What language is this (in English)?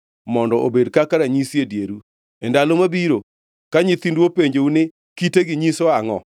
Luo (Kenya and Tanzania)